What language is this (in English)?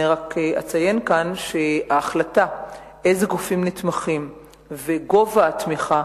Hebrew